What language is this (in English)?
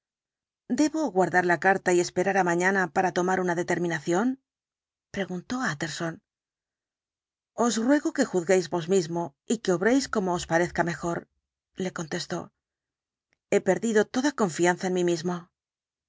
Spanish